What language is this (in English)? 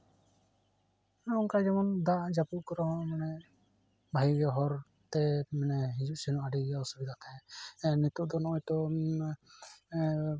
Santali